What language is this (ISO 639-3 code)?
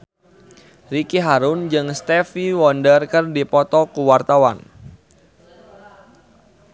sun